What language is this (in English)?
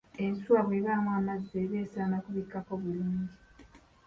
Ganda